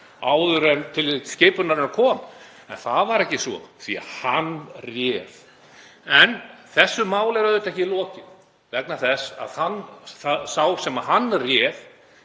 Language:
Icelandic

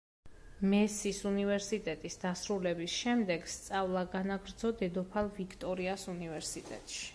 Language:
Georgian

